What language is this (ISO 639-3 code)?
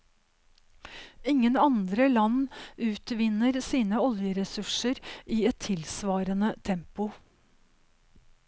nor